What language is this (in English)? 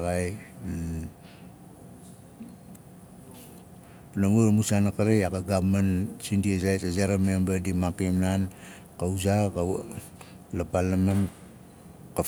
Nalik